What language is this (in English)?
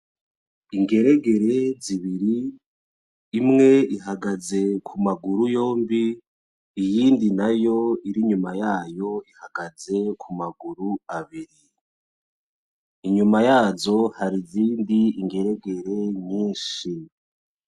Rundi